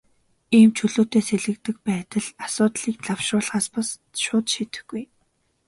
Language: Mongolian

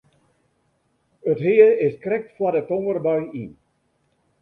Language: Western Frisian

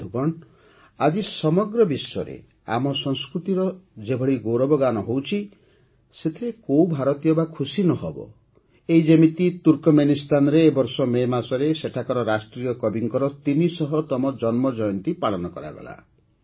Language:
Odia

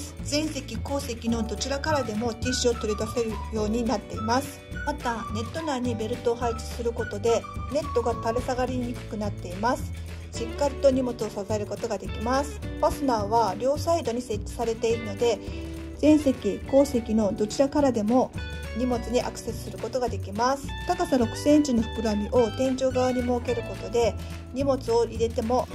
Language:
Japanese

